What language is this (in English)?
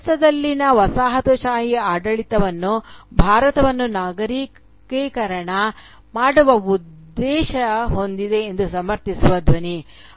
Kannada